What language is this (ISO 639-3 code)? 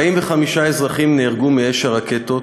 heb